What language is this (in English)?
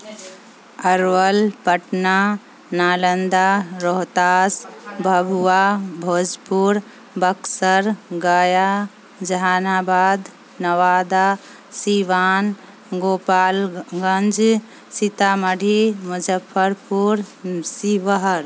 Urdu